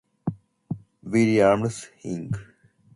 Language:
English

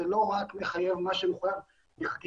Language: Hebrew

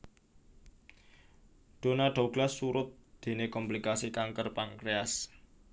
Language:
Javanese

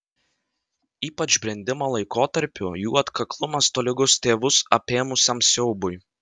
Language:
Lithuanian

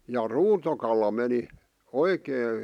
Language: Finnish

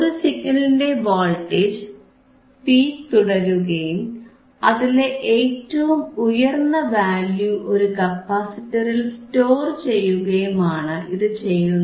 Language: Malayalam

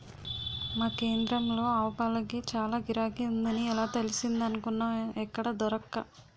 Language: Telugu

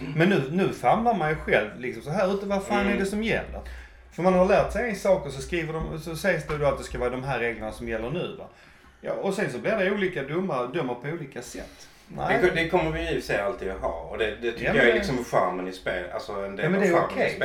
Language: Swedish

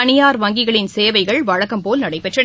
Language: Tamil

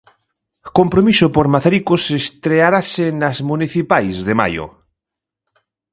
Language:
Galician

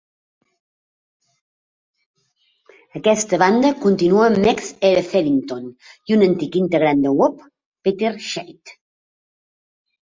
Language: Catalan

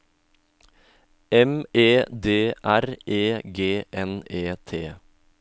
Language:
Norwegian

